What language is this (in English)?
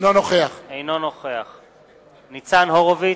Hebrew